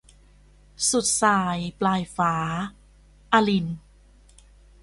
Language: Thai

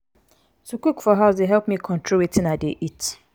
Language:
Nigerian Pidgin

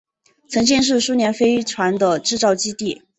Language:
Chinese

